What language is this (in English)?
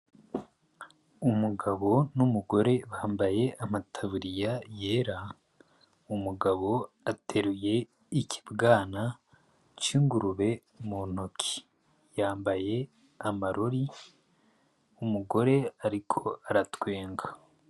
Rundi